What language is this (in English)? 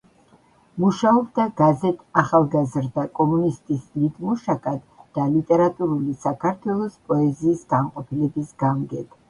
Georgian